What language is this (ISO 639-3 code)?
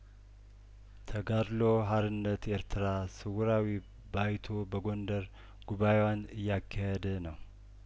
amh